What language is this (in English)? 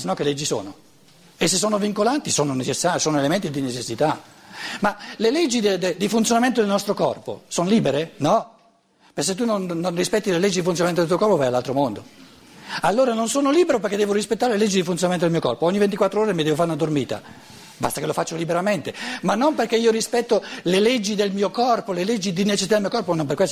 Italian